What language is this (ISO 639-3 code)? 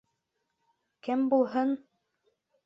bak